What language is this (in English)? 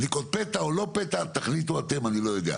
Hebrew